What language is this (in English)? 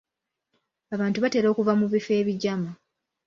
Ganda